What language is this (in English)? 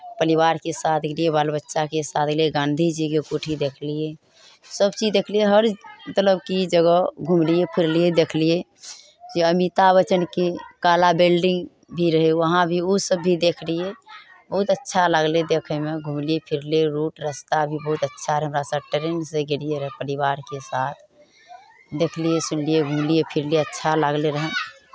Maithili